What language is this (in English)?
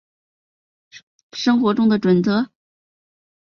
Chinese